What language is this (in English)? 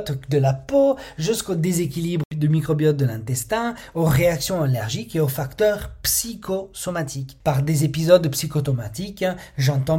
French